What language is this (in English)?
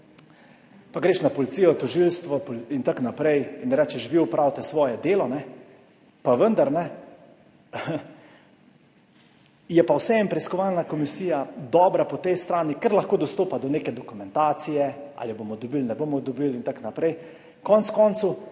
Slovenian